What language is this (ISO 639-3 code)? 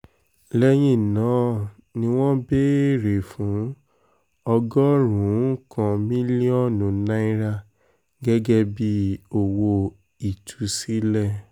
yor